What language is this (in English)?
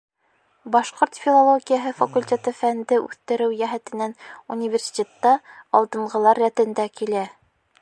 Bashkir